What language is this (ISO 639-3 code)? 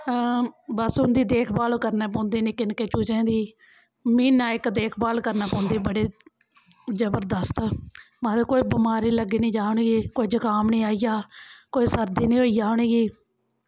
doi